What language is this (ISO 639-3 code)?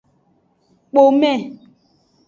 ajg